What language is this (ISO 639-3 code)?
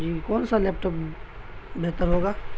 urd